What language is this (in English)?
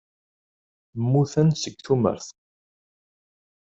Kabyle